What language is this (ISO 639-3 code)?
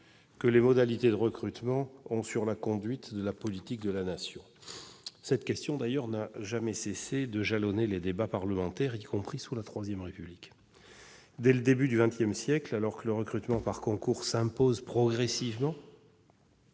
fra